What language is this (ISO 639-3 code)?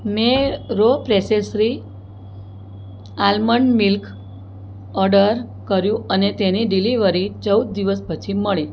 guj